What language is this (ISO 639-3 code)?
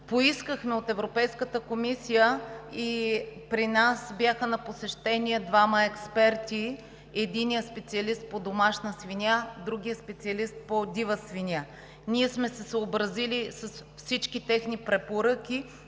bul